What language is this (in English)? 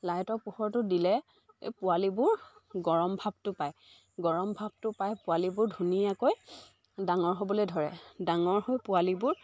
Assamese